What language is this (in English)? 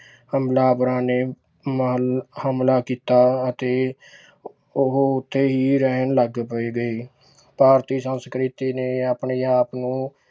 Punjabi